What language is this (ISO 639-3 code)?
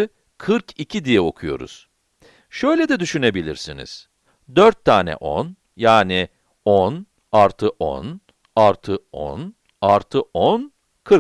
tur